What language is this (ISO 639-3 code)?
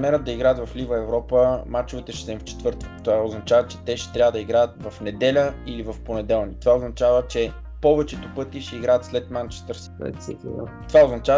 bul